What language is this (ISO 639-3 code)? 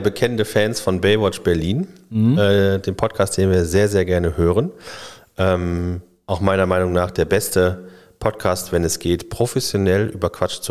deu